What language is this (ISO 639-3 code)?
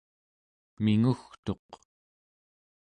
esu